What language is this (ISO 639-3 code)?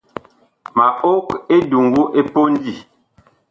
bkh